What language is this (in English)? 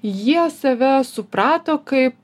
Lithuanian